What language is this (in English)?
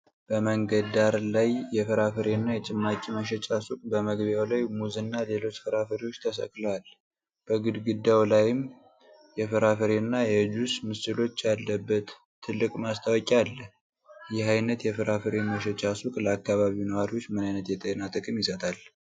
Amharic